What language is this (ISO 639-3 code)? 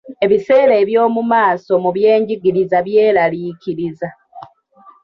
lug